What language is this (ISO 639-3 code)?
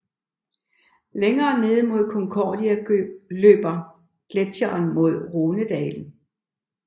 dan